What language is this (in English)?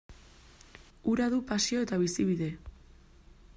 Basque